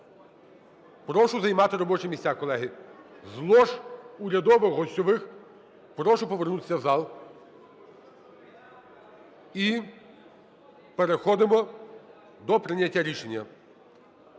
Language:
Ukrainian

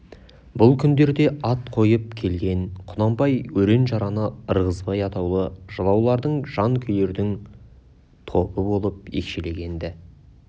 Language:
Kazakh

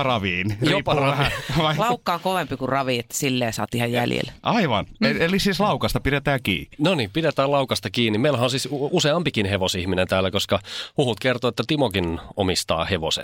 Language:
Finnish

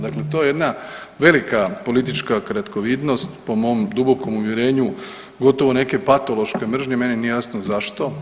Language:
Croatian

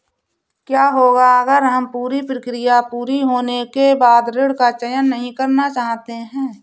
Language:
Hindi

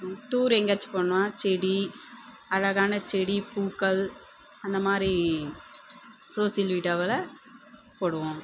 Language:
Tamil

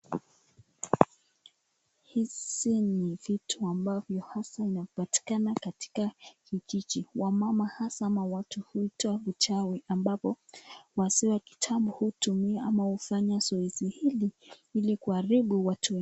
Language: Swahili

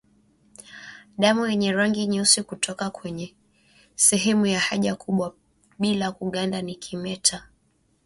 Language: Swahili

